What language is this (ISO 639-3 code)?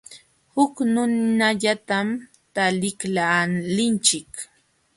qxw